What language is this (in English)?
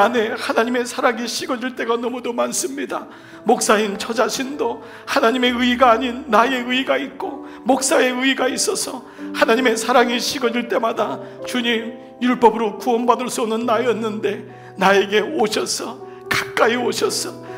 Korean